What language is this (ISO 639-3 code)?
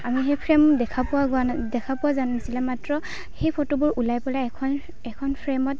asm